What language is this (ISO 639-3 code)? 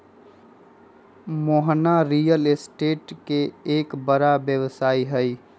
mag